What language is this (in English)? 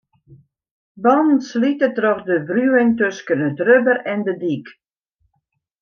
Western Frisian